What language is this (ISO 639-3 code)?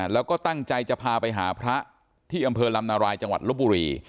tha